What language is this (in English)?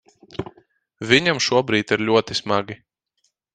Latvian